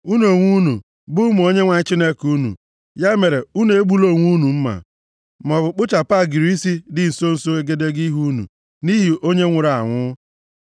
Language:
Igbo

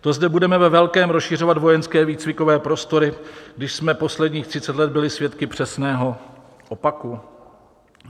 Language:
Czech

